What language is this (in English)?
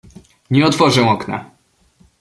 Polish